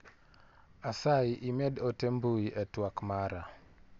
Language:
Luo (Kenya and Tanzania)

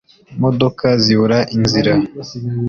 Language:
Kinyarwanda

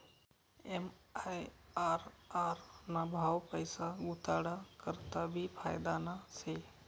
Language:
Marathi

